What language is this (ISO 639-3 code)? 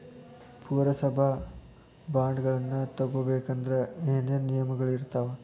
kan